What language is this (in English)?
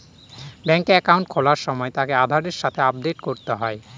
Bangla